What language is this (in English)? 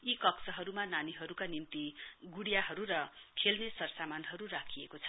Nepali